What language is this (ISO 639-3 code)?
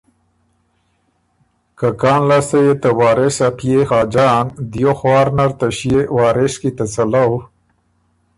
oru